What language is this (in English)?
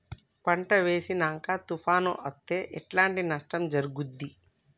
Telugu